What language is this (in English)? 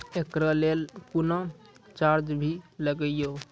Maithili